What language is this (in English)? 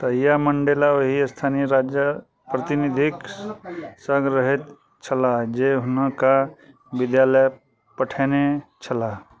Maithili